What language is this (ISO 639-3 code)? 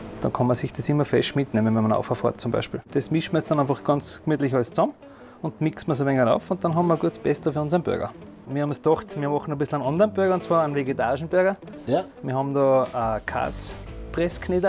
deu